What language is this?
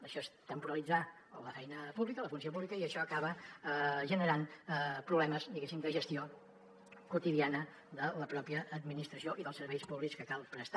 Catalan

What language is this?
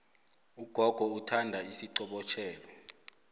South Ndebele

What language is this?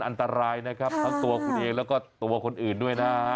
Thai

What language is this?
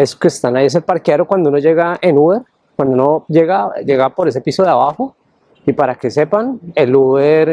Spanish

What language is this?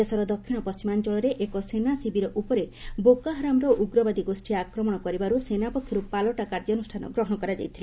Odia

